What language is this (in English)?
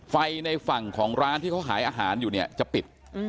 Thai